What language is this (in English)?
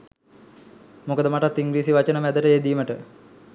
Sinhala